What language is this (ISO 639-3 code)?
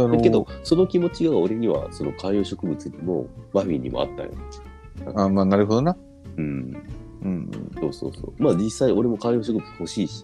jpn